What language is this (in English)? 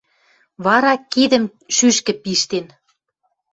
Western Mari